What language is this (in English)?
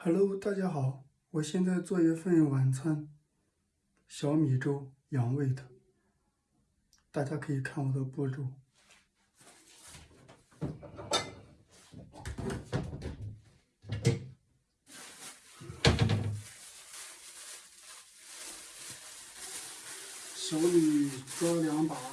Chinese